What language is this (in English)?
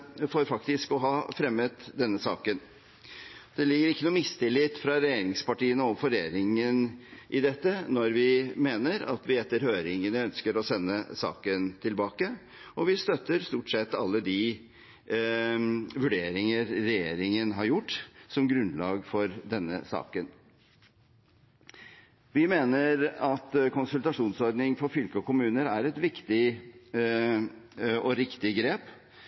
Norwegian Bokmål